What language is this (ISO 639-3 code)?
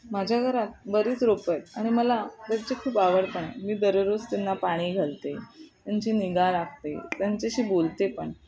mar